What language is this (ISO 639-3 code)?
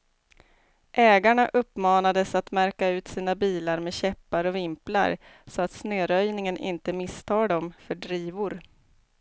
swe